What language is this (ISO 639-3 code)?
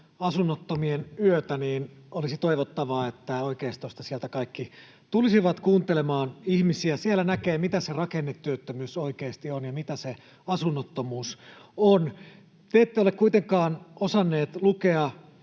fin